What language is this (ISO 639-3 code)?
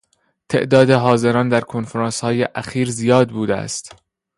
fas